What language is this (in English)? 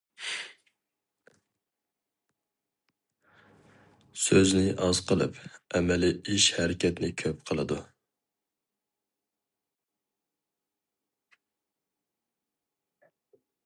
Uyghur